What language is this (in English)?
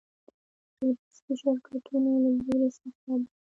Pashto